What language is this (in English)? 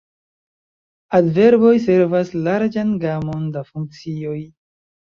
Esperanto